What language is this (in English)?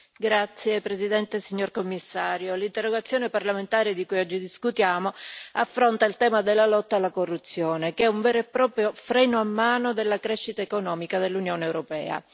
Italian